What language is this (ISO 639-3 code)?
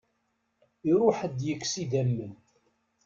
kab